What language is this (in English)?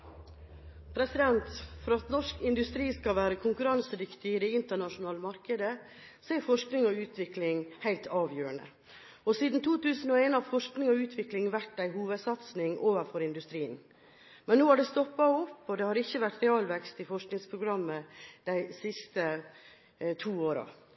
Norwegian Bokmål